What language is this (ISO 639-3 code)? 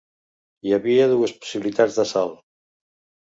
cat